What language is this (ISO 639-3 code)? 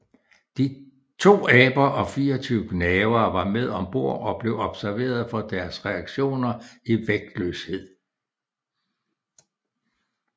dan